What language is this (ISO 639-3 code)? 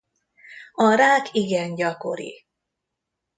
hun